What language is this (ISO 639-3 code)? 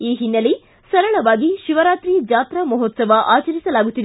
kan